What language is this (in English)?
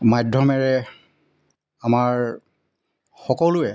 Assamese